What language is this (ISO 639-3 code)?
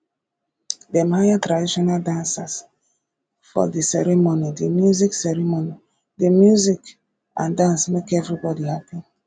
pcm